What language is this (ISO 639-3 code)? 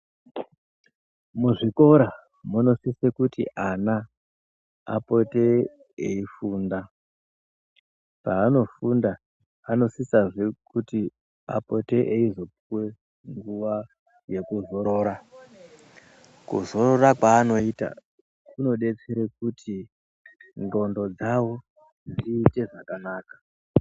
ndc